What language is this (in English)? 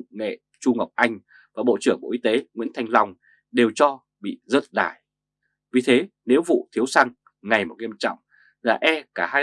Vietnamese